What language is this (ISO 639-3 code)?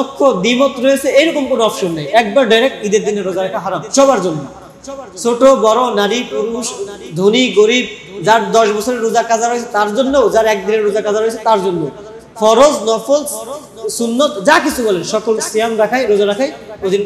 ara